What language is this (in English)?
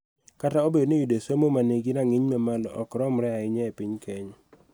Luo (Kenya and Tanzania)